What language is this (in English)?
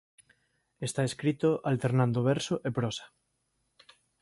Galician